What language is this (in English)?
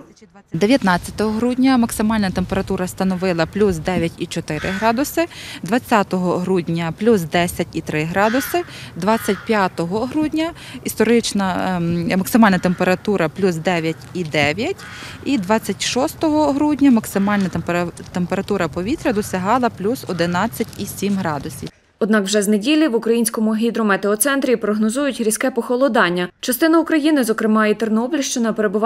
Ukrainian